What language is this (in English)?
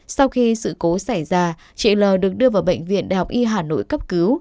Vietnamese